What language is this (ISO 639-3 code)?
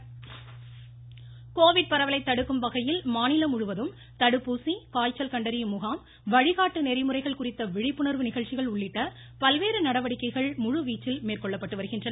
tam